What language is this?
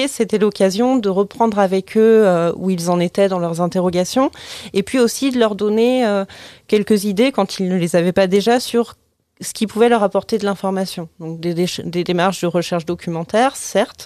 French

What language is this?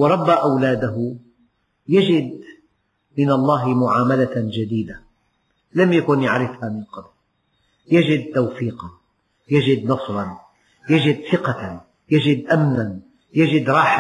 Arabic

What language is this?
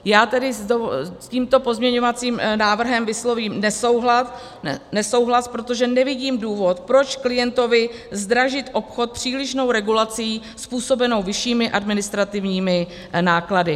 Czech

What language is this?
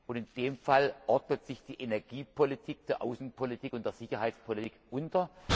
German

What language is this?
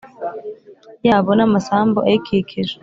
Kinyarwanda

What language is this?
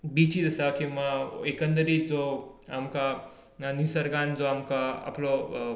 Konkani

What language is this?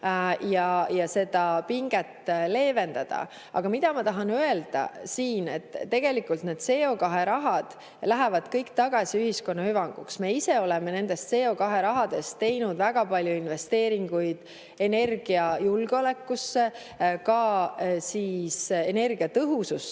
Estonian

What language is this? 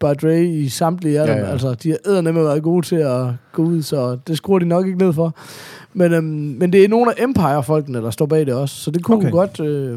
Danish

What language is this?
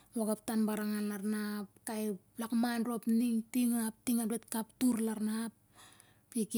Siar-Lak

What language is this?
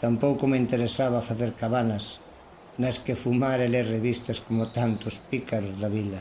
Galician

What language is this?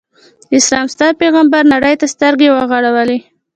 Pashto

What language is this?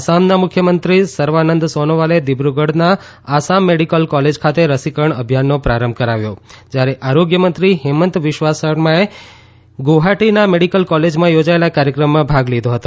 Gujarati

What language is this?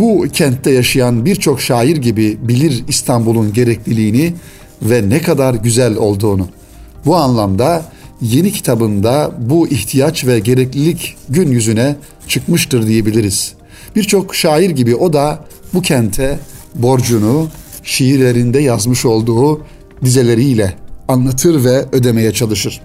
Turkish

